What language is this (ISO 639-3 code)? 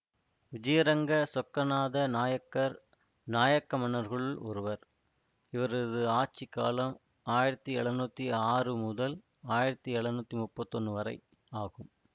tam